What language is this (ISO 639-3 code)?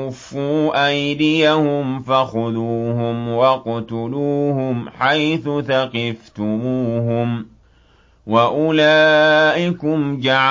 ara